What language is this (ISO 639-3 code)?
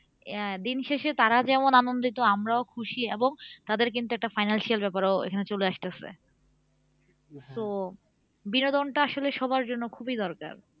ben